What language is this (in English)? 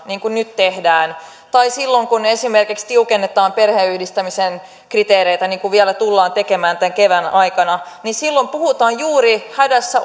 Finnish